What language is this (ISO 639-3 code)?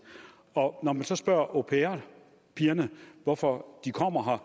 dan